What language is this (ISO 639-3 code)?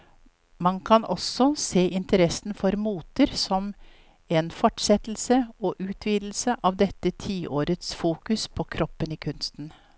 nor